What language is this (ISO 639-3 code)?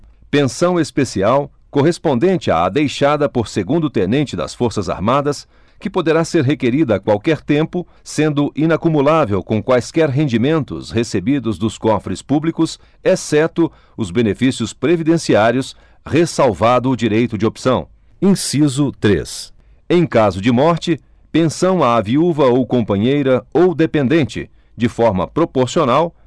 por